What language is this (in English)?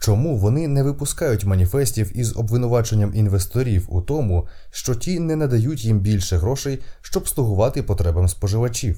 Ukrainian